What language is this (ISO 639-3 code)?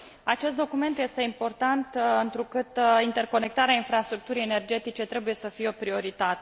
ron